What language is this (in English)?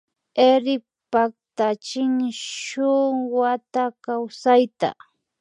Imbabura Highland Quichua